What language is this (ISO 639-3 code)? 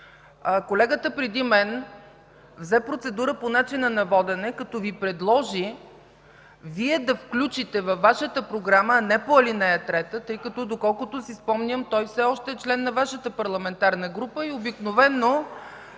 bul